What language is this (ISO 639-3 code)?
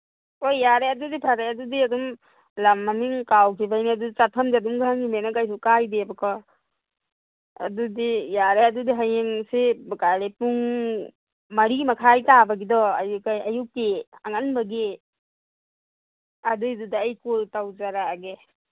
mni